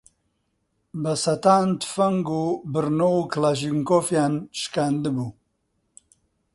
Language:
Central Kurdish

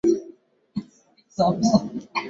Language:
Swahili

